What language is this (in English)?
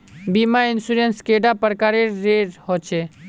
Magahi